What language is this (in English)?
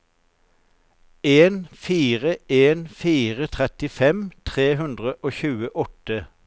Norwegian